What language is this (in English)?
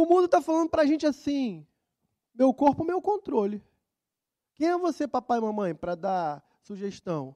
Portuguese